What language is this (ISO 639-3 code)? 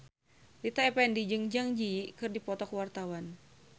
sun